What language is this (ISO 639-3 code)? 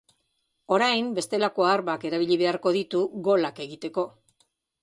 eus